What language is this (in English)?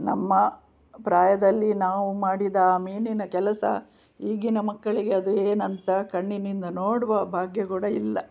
Kannada